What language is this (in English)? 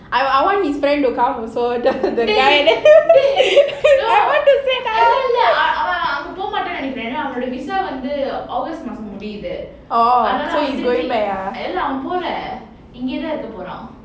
English